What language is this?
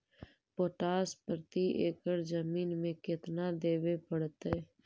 Magahi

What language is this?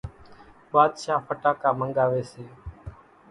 Kachi Koli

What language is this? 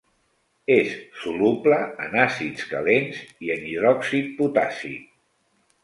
Catalan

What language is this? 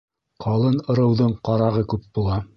Bashkir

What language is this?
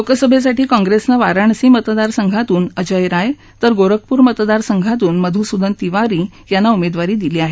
Marathi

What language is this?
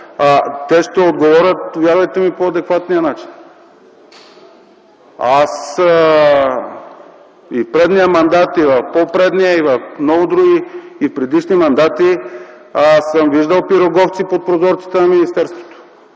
Bulgarian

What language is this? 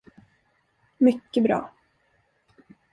Swedish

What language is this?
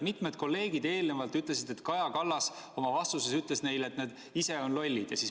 Estonian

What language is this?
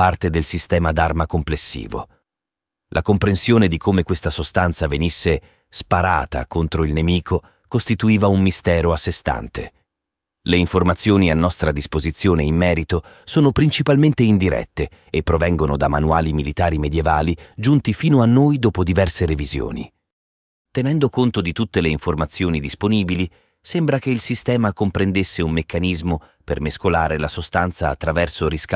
Italian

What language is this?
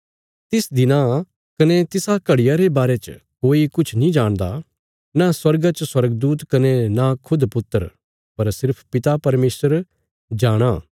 Bilaspuri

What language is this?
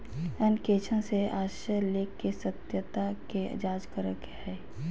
Magahi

